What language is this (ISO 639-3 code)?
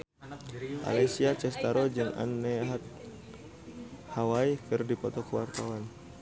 sun